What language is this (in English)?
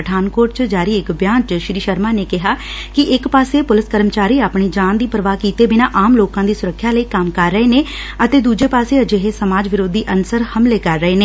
Punjabi